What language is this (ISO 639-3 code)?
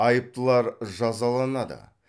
kaz